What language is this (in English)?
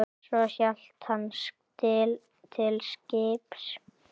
Icelandic